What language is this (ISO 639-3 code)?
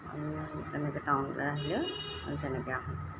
asm